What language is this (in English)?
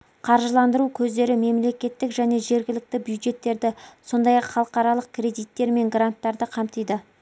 Kazakh